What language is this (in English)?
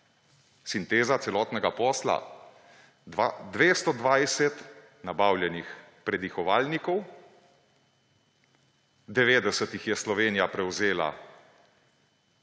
Slovenian